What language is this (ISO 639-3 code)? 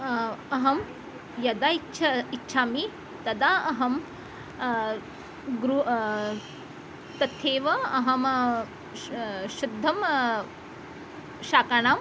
san